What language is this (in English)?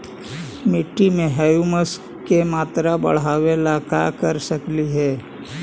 Magahi